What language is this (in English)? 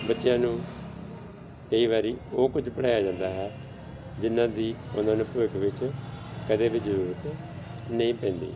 Punjabi